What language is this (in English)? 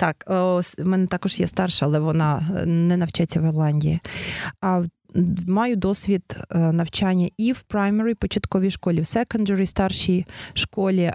Ukrainian